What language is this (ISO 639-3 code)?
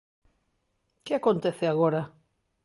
glg